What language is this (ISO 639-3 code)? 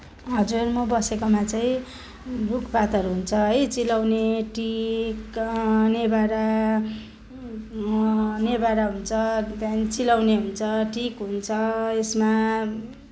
nep